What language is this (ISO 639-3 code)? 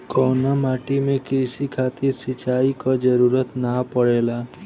bho